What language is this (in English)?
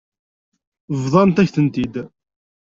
Kabyle